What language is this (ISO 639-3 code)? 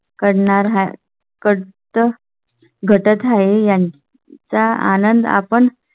mar